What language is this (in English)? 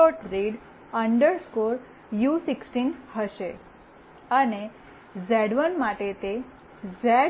Gujarati